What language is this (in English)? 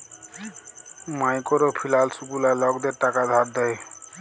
Bangla